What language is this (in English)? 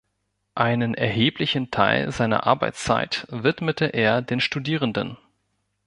German